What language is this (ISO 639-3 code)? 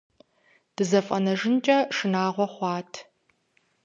kbd